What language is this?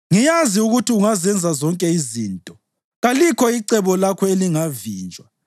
North Ndebele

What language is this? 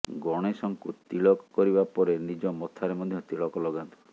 Odia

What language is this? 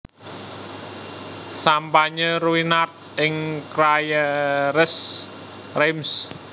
Javanese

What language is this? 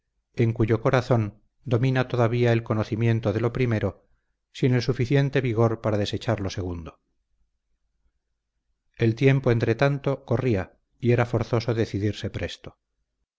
Spanish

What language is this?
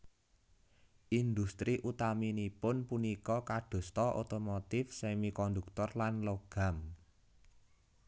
Javanese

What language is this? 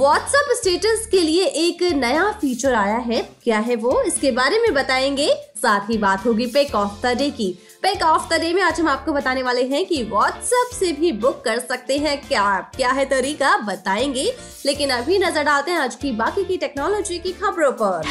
Hindi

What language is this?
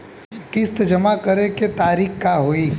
Bhojpuri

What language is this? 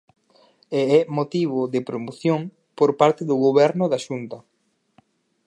Galician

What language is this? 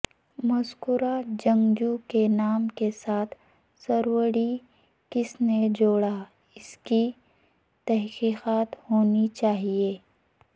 Urdu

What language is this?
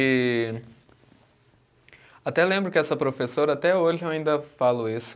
Portuguese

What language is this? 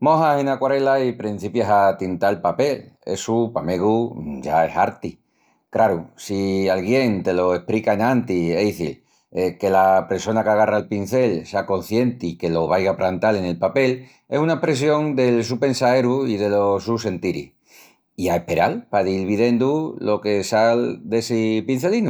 Extremaduran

